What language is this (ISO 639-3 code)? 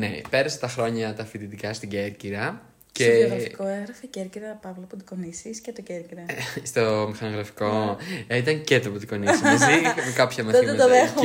ell